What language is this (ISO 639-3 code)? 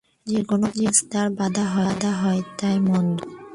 ben